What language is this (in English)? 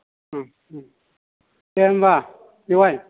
Bodo